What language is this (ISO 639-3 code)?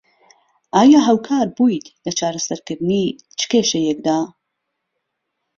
ckb